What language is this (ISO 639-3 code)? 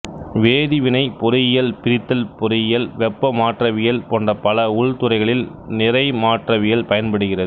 tam